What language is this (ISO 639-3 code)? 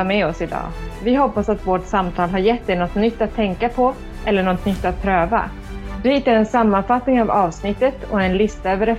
swe